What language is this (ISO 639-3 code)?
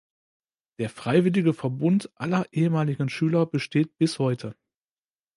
deu